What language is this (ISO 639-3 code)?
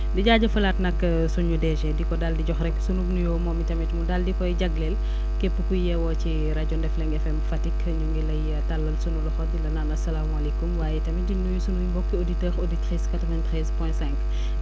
wol